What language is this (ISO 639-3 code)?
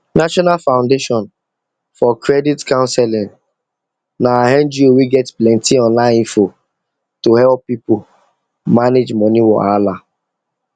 pcm